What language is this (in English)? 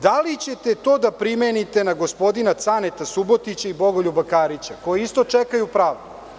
Serbian